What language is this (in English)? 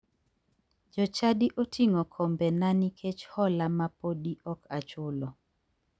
Luo (Kenya and Tanzania)